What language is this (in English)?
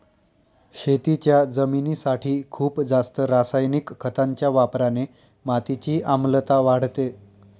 Marathi